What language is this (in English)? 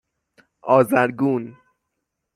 Persian